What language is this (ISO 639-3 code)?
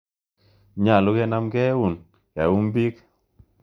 kln